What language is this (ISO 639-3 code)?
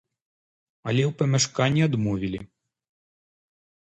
bel